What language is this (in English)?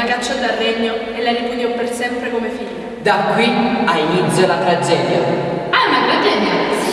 Italian